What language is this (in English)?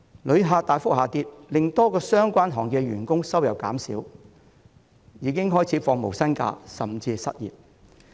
Cantonese